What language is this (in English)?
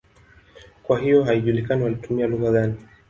Swahili